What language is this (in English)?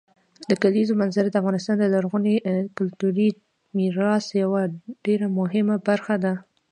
Pashto